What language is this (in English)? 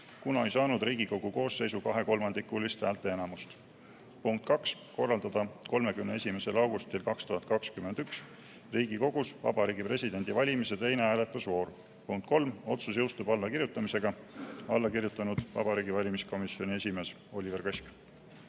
Estonian